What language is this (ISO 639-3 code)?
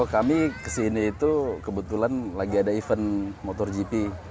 ind